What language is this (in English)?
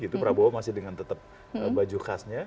Indonesian